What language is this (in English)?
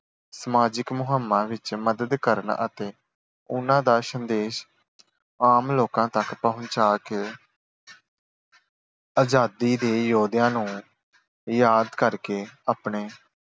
Punjabi